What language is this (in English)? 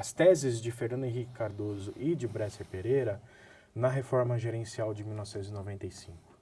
Portuguese